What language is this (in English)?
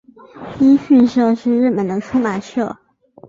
Chinese